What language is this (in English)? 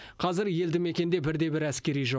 Kazakh